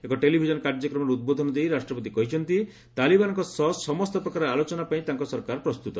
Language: Odia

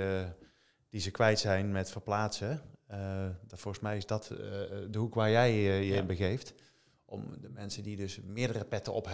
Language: Dutch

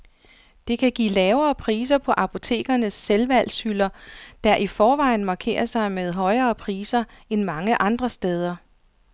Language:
Danish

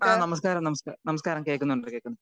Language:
Malayalam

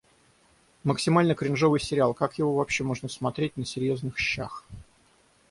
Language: Russian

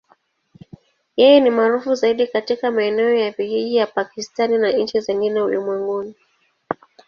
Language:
Swahili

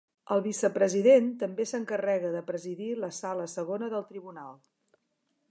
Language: Catalan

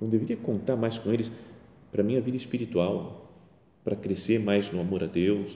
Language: Portuguese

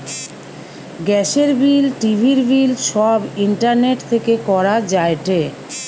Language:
Bangla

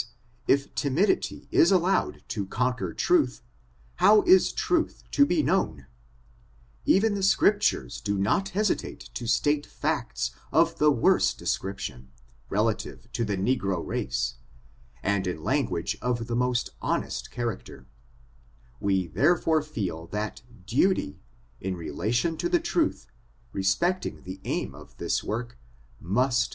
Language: English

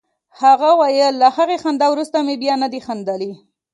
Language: Pashto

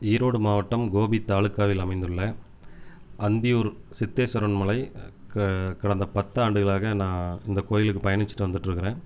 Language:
Tamil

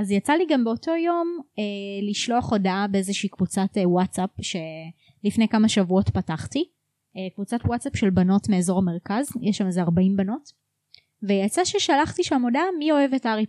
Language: Hebrew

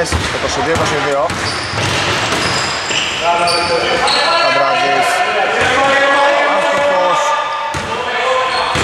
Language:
Greek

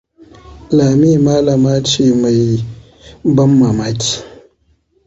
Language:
Hausa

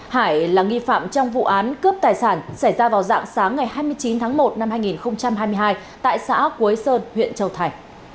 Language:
Vietnamese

